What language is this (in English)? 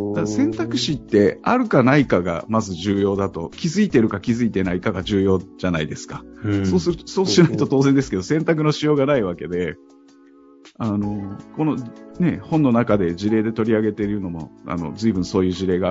Japanese